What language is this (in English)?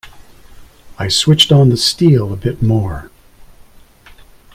English